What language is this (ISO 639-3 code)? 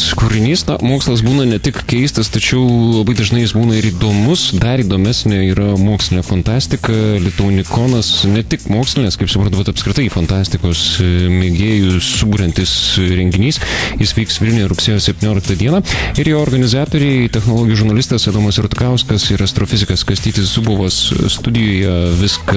lit